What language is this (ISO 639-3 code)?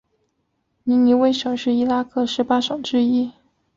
zho